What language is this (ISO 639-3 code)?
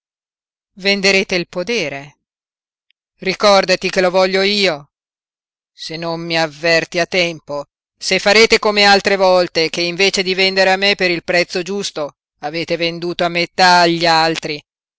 ita